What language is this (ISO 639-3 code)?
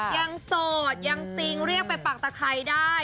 tha